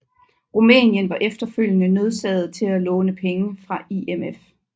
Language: Danish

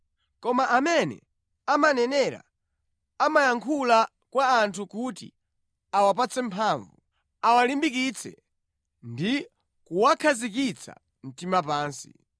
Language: Nyanja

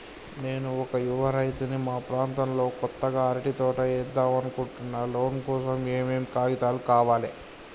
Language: Telugu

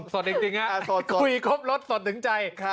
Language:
Thai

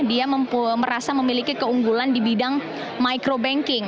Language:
Indonesian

